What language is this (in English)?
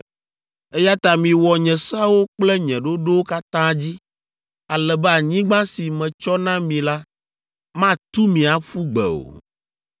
Ewe